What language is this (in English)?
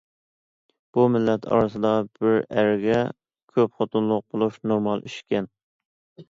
Uyghur